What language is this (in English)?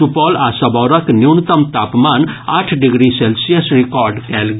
Maithili